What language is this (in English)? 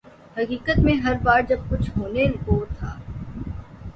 Urdu